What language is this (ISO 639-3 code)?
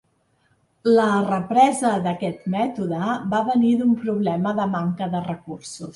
cat